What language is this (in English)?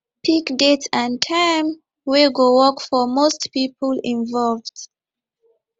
Nigerian Pidgin